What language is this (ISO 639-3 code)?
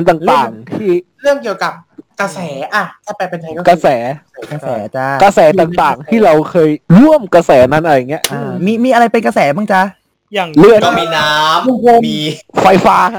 tha